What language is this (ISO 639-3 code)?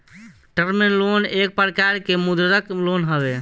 bho